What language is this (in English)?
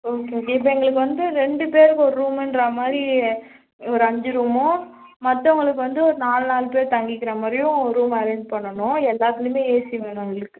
Tamil